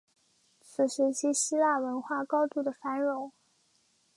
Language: Chinese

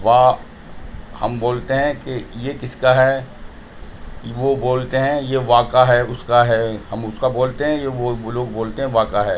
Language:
Urdu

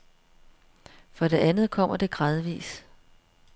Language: Danish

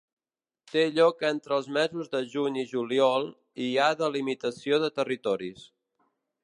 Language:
Catalan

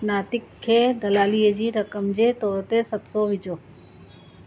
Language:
Sindhi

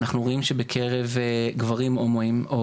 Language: Hebrew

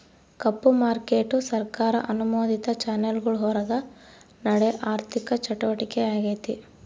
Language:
Kannada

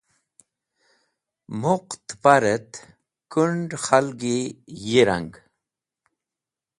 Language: Wakhi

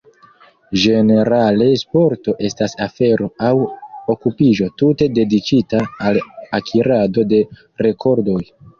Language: Esperanto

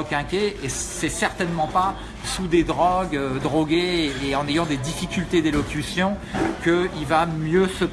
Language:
French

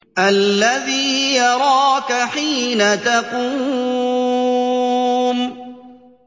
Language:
Arabic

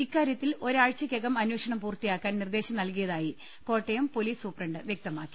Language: Malayalam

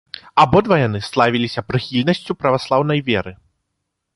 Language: Belarusian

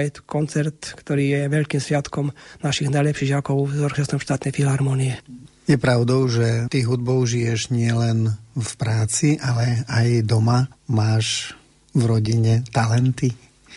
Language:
Slovak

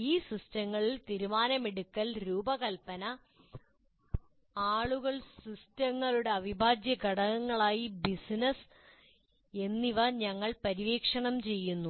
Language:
Malayalam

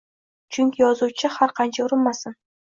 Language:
Uzbek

